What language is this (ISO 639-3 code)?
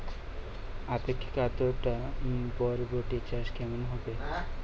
ben